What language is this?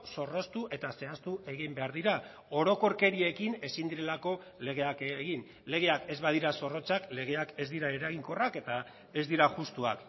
Basque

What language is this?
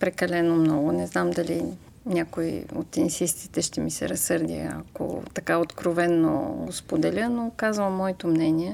Bulgarian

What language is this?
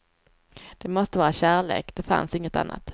Swedish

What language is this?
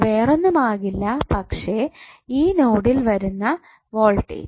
Malayalam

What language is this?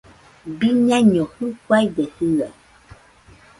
Nüpode Huitoto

